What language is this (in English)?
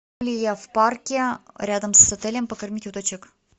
Russian